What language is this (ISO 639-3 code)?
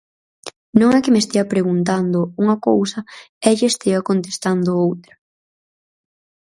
glg